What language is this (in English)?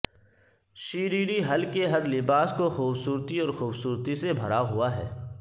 Urdu